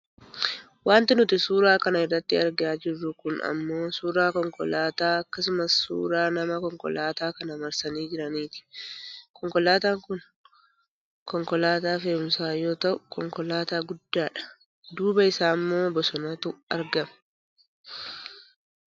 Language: Oromo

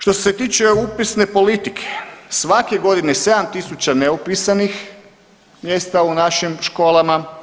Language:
Croatian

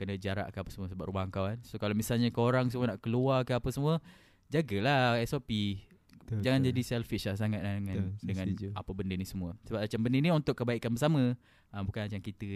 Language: Malay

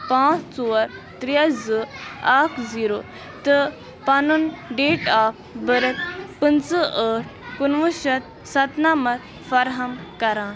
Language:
Kashmiri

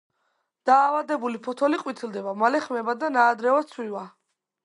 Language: Georgian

